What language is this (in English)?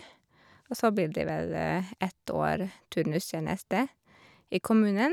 Norwegian